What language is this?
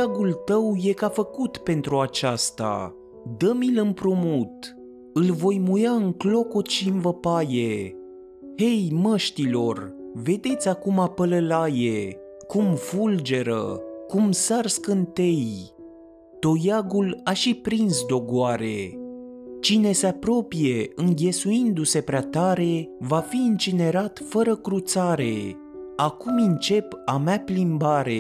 Romanian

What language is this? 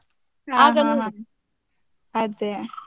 Kannada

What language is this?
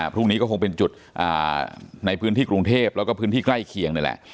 Thai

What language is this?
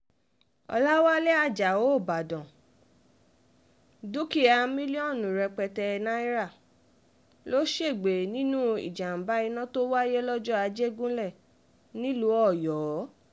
Yoruba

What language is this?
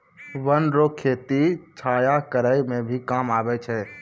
Maithili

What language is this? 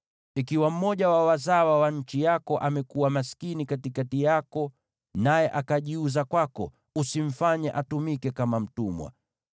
Swahili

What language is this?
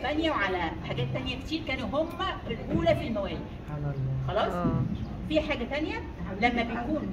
Arabic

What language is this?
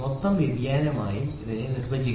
Malayalam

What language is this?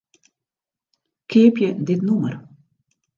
Western Frisian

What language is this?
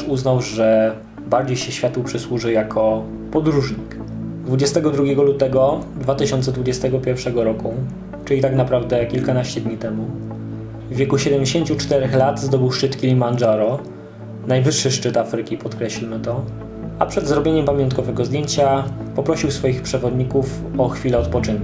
Polish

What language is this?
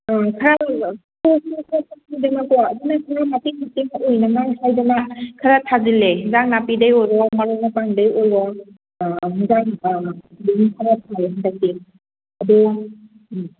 Manipuri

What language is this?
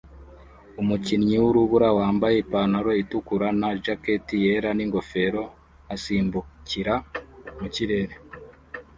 Kinyarwanda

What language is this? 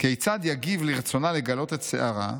Hebrew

